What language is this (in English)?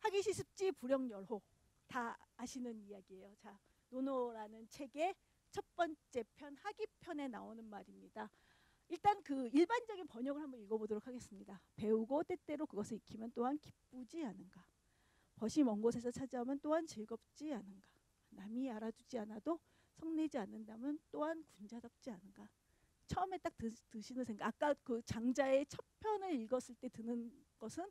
Korean